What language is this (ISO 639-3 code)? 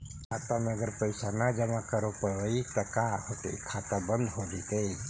mag